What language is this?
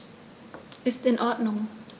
German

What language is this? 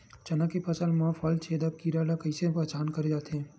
Chhattisgarhi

